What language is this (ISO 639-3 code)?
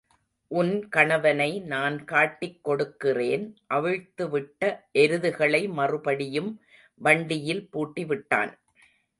tam